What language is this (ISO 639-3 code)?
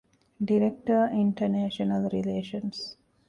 div